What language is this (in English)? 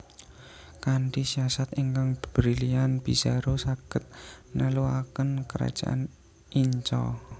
Javanese